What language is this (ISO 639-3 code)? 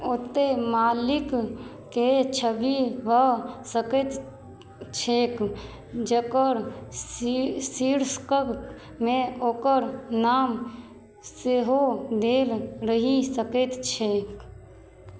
mai